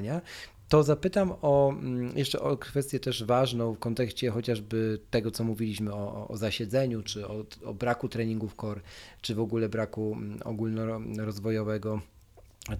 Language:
Polish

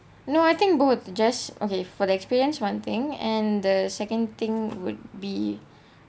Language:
English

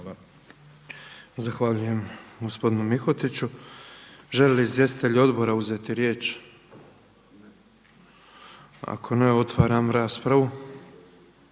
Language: Croatian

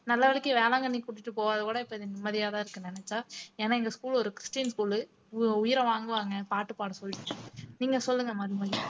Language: Tamil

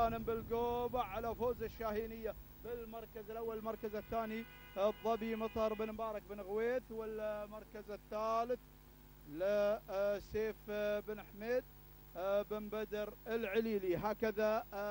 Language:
Arabic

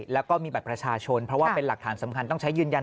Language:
Thai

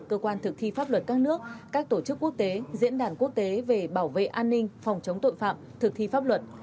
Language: Vietnamese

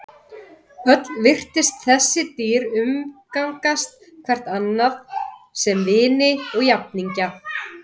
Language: Icelandic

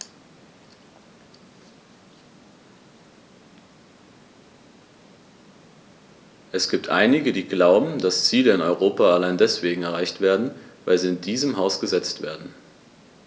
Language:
German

